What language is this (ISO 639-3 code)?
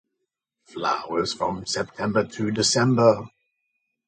eng